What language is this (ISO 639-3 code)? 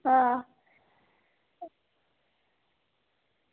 doi